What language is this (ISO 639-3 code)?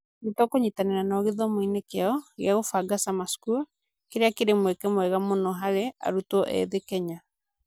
kik